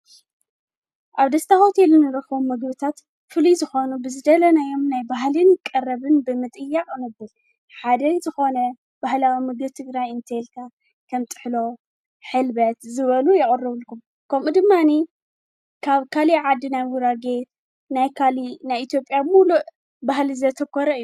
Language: Tigrinya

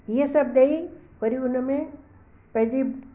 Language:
Sindhi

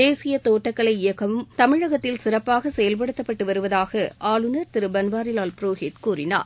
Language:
Tamil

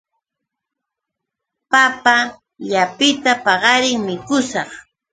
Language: Yauyos Quechua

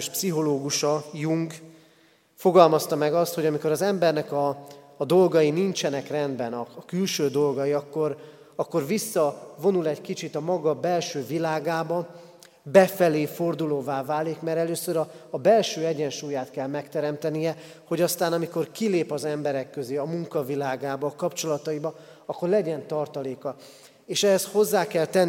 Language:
Hungarian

